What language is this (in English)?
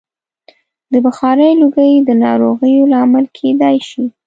Pashto